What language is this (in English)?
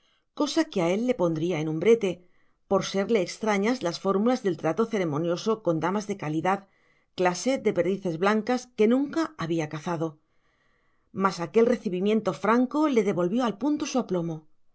Spanish